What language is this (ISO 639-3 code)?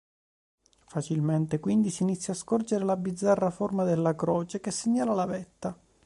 ita